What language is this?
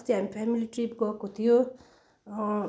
Nepali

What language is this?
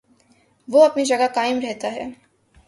Urdu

